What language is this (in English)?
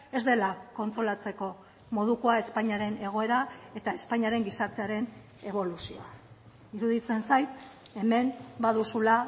Basque